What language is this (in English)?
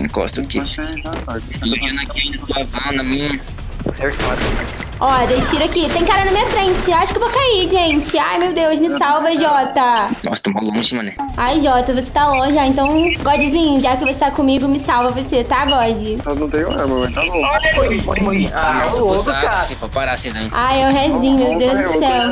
Portuguese